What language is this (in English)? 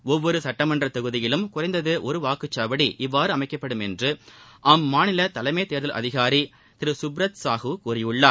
Tamil